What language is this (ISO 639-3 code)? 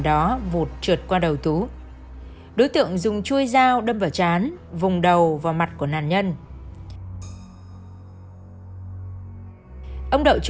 vie